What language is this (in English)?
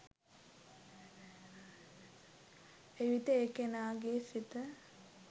Sinhala